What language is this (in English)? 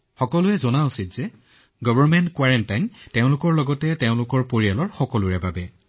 Assamese